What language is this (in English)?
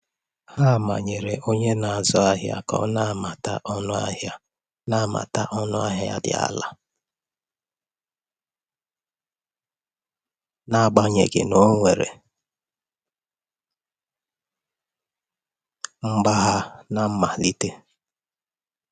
Igbo